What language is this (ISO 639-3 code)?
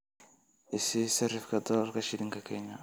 som